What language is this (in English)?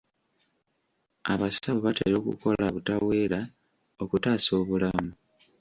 Ganda